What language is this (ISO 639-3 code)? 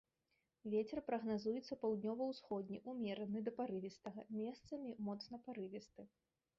bel